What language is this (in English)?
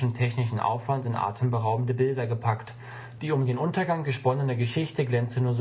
German